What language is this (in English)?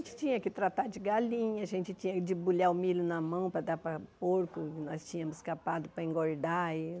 Portuguese